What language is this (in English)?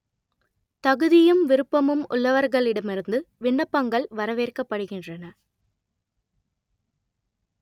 Tamil